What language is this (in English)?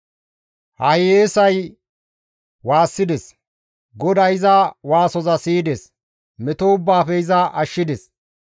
Gamo